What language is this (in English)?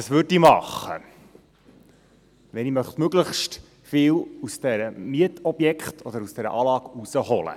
Swiss German